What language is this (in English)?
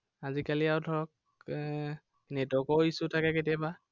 Assamese